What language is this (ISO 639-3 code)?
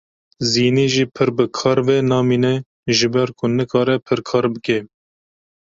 kur